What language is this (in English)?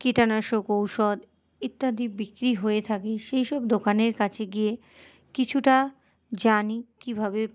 Bangla